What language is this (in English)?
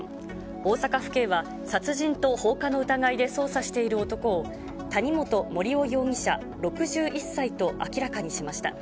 Japanese